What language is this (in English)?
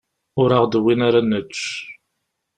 Kabyle